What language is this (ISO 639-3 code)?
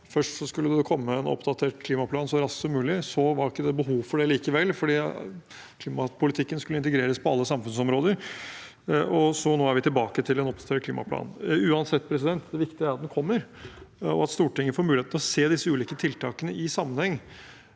nor